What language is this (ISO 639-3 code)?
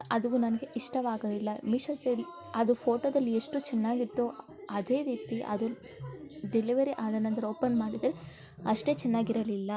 kan